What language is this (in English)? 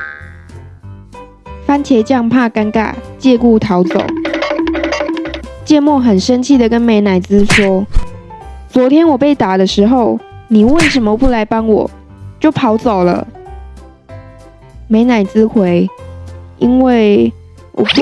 Chinese